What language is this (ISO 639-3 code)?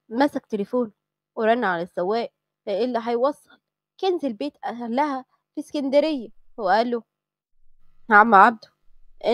ara